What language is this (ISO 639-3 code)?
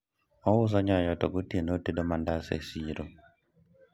luo